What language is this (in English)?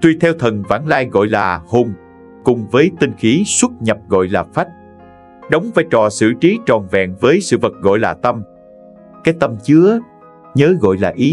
Vietnamese